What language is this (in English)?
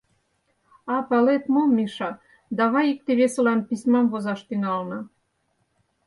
Mari